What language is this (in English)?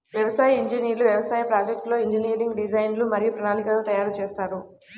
Telugu